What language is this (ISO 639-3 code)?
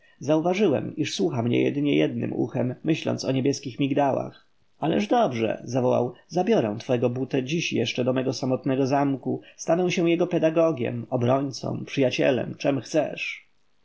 pol